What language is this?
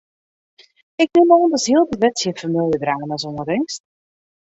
Western Frisian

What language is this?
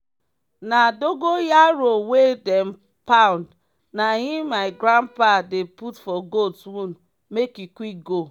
Nigerian Pidgin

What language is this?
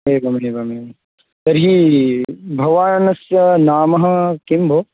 Sanskrit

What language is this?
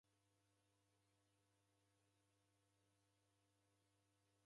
Taita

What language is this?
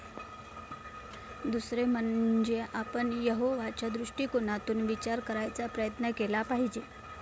Marathi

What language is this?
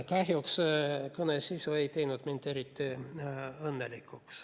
Estonian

